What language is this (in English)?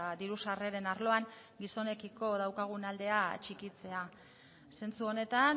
Basque